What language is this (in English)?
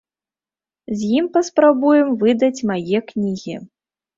Belarusian